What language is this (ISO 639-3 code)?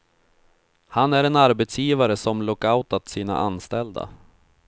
swe